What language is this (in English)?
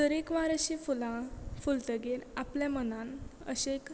Konkani